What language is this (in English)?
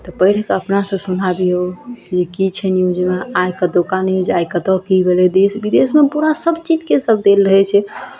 Maithili